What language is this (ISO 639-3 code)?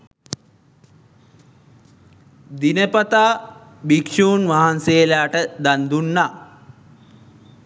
sin